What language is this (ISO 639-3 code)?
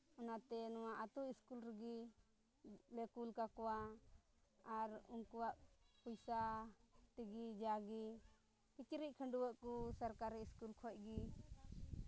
sat